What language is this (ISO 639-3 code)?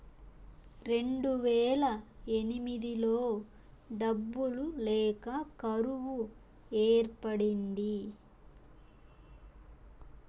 tel